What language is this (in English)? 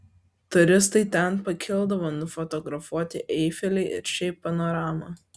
Lithuanian